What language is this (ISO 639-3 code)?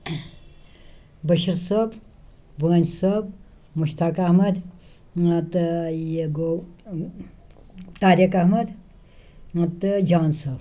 kas